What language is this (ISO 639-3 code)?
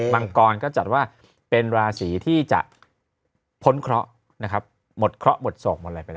tha